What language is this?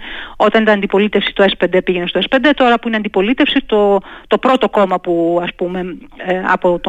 Greek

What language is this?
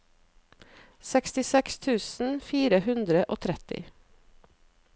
Norwegian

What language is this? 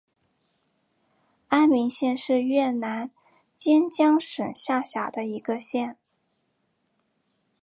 Chinese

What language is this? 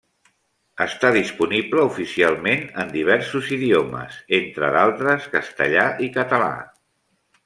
Catalan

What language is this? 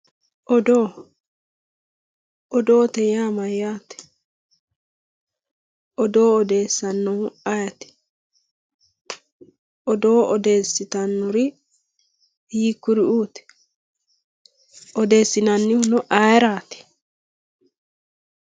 Sidamo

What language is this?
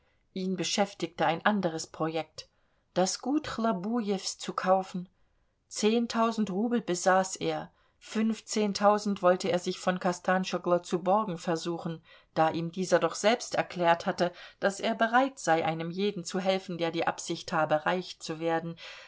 German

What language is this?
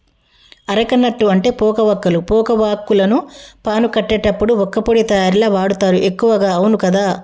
Telugu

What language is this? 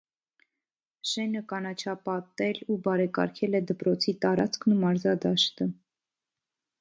Armenian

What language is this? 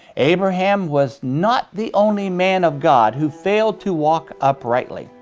English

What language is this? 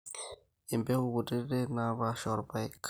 Masai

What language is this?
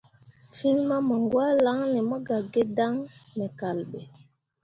Mundang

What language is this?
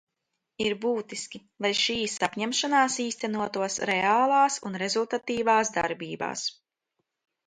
Latvian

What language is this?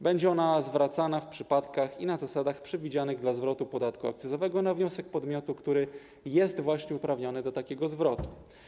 Polish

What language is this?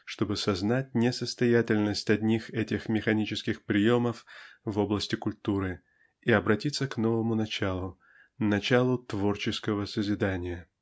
Russian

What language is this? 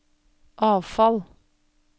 Norwegian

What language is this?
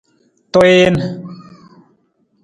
Nawdm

